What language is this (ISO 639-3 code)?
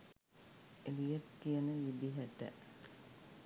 sin